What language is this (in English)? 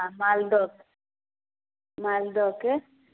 Maithili